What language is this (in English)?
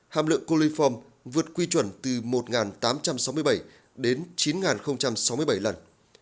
Vietnamese